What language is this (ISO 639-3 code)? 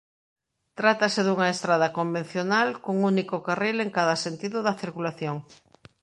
glg